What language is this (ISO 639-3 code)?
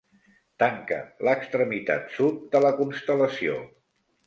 cat